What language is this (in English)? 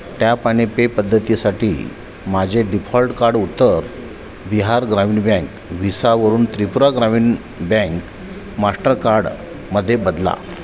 Marathi